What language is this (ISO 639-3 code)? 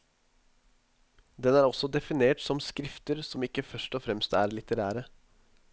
nor